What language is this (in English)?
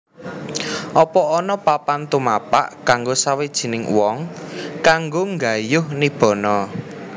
Javanese